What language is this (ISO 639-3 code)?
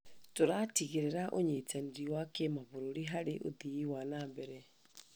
kik